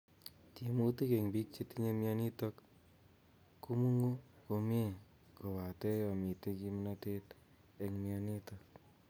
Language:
Kalenjin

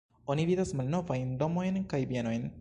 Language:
Esperanto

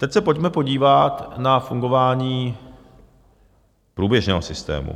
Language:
Czech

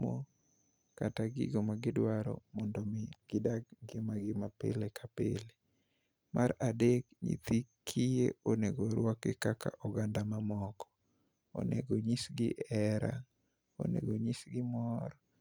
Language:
Luo (Kenya and Tanzania)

